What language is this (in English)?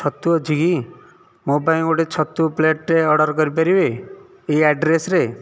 Odia